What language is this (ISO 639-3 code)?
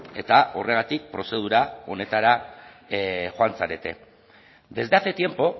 eus